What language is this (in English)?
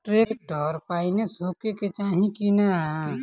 Bhojpuri